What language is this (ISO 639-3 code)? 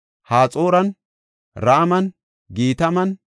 gof